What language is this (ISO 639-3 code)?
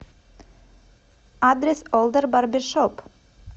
rus